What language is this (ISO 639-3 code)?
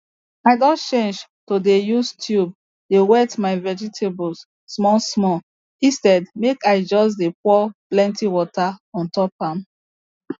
pcm